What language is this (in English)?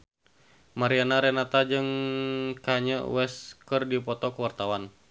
Sundanese